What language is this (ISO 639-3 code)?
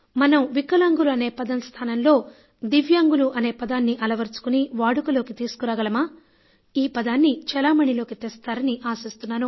tel